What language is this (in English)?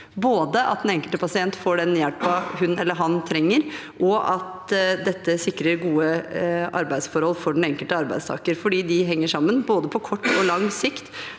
Norwegian